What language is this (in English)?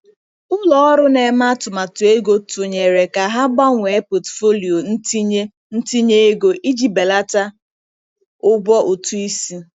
Igbo